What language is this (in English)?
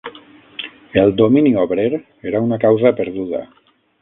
Catalan